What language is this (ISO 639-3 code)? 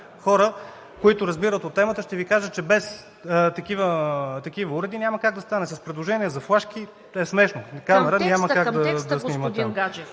bul